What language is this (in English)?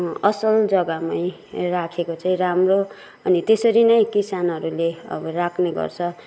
Nepali